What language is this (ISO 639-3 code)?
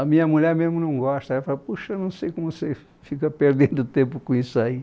por